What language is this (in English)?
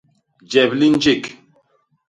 Basaa